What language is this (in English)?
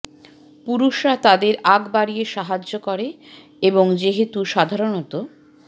Bangla